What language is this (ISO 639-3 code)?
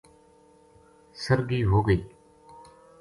gju